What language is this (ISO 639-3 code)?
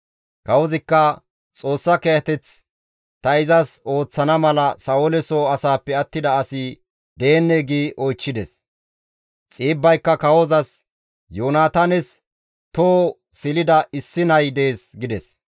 gmv